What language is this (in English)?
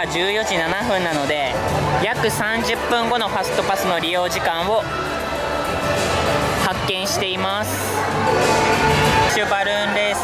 Japanese